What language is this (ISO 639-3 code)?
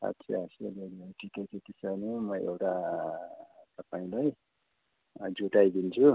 nep